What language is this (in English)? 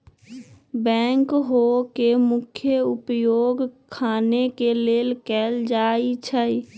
Magahi